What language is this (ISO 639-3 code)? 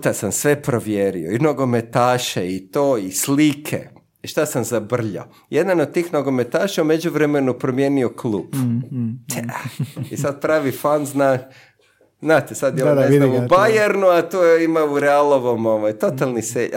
hrv